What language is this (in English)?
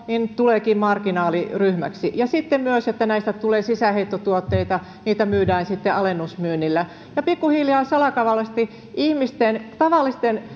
Finnish